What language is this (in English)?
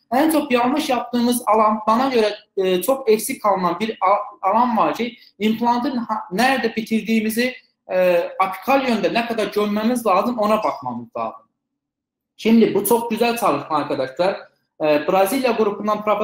Turkish